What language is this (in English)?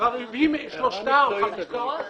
Hebrew